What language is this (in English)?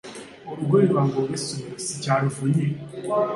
Ganda